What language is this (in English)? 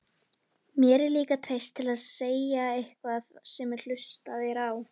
Icelandic